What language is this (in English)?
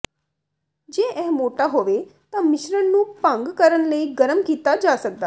Punjabi